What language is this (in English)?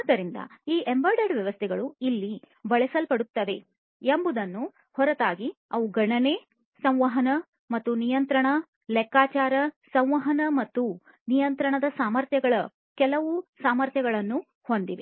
Kannada